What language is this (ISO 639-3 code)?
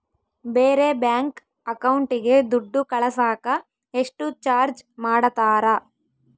kan